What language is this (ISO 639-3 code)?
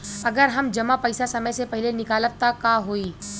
bho